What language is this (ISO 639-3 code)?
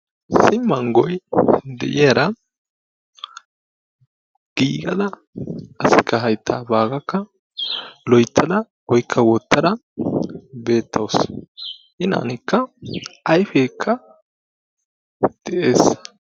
wal